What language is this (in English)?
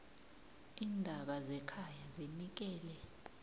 South Ndebele